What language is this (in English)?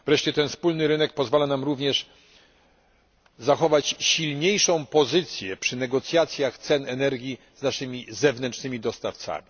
Polish